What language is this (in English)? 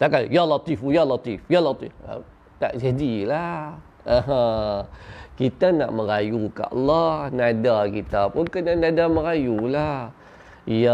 Malay